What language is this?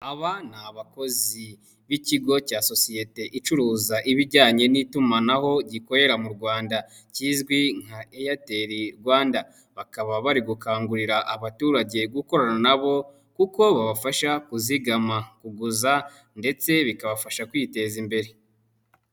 Kinyarwanda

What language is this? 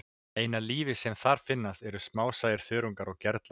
Icelandic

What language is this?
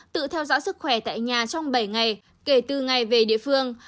Vietnamese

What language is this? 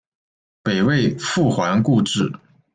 Chinese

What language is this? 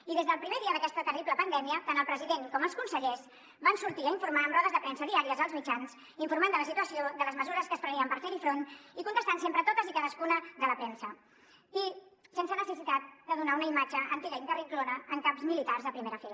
Catalan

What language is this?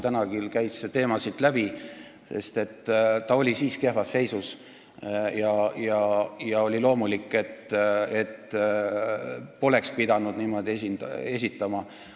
Estonian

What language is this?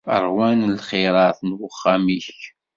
Kabyle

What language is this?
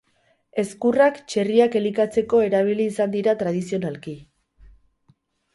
Basque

